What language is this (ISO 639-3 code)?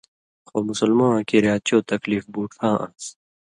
mvy